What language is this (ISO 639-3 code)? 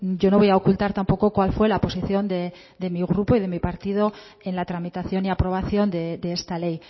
spa